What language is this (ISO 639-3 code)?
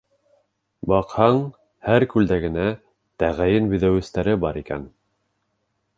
bak